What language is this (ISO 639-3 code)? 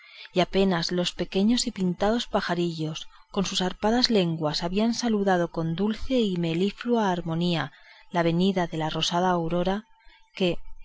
spa